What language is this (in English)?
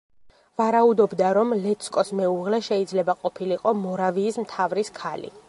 Georgian